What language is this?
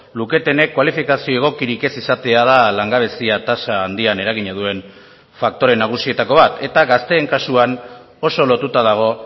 Basque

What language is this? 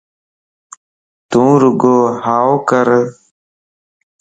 Lasi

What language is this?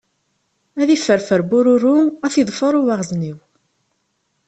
Kabyle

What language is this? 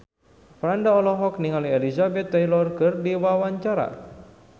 Sundanese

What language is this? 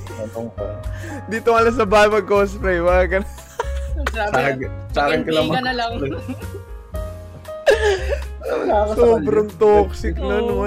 Filipino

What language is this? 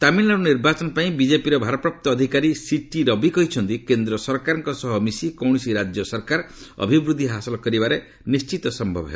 Odia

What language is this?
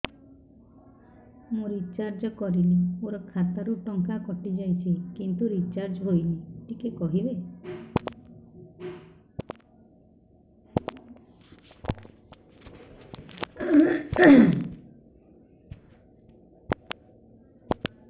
Odia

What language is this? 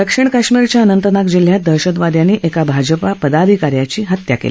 Marathi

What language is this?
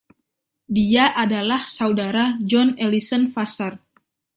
Indonesian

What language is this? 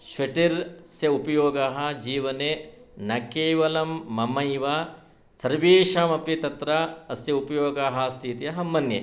Sanskrit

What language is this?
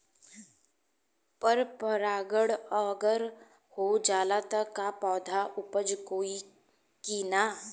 Bhojpuri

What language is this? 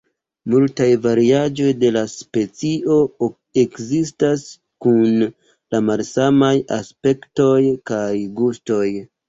Esperanto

